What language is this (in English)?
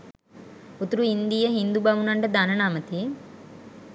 Sinhala